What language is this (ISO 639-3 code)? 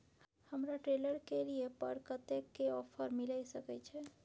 mai